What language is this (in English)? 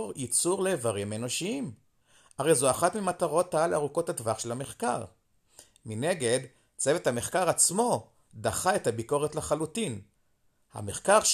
Hebrew